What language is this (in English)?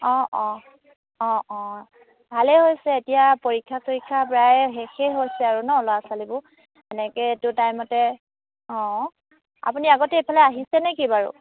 Assamese